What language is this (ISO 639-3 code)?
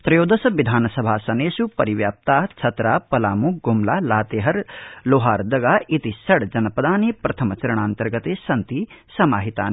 san